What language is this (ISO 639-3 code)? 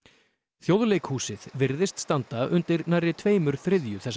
isl